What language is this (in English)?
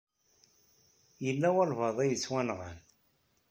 Kabyle